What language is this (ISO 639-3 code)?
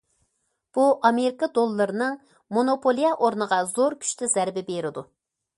uig